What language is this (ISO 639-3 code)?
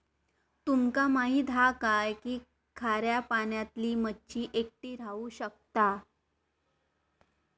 mar